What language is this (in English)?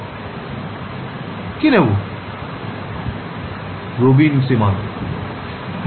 Bangla